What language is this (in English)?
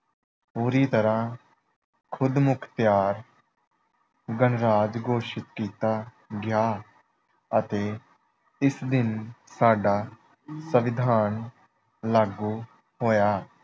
Punjabi